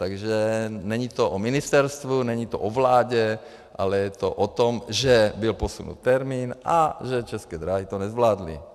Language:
Czech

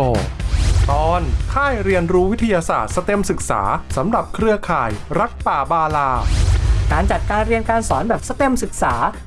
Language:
Thai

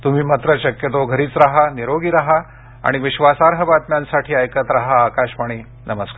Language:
Marathi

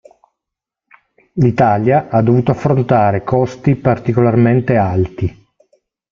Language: Italian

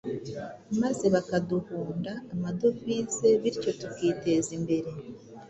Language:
Kinyarwanda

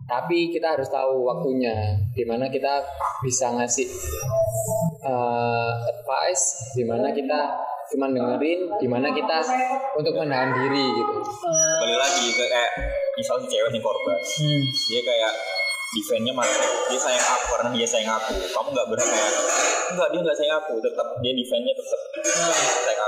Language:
Indonesian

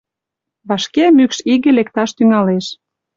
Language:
Mari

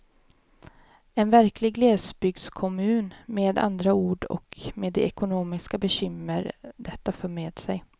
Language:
Swedish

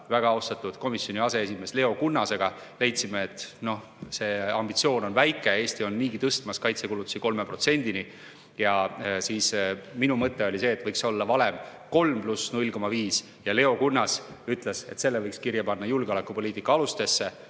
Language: Estonian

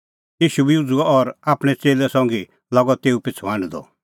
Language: Kullu Pahari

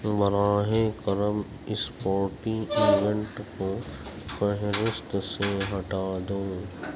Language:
Urdu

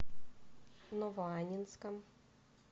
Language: Russian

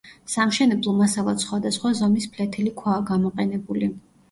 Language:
Georgian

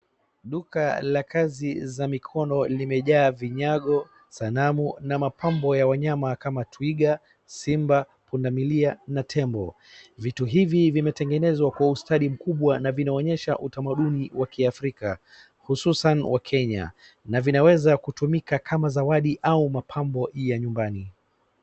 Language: Swahili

